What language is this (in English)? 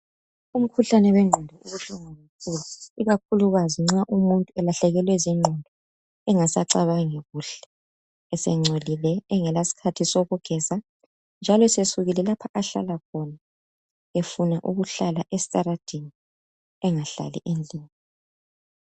North Ndebele